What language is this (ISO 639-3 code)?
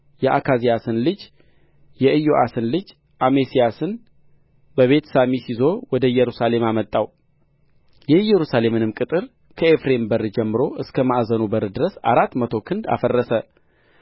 amh